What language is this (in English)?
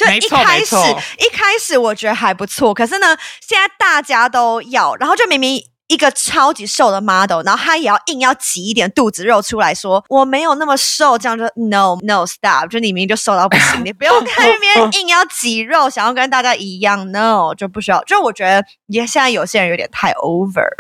Chinese